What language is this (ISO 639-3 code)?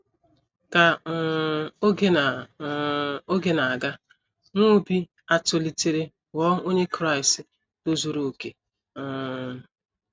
ibo